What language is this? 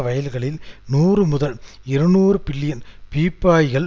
Tamil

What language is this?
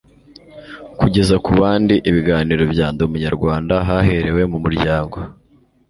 Kinyarwanda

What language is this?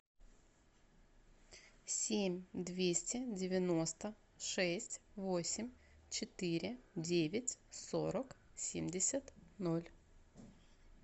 Russian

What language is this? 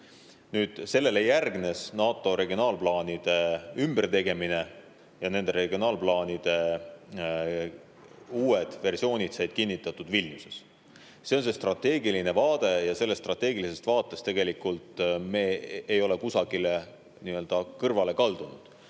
Estonian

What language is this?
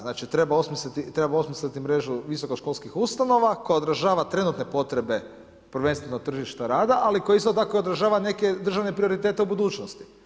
Croatian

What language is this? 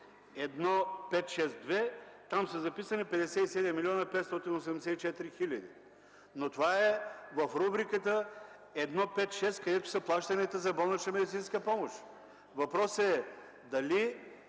Bulgarian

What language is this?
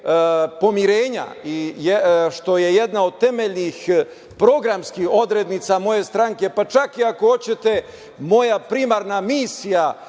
Serbian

